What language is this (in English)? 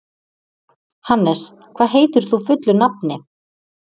Icelandic